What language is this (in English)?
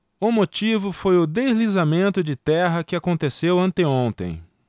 Portuguese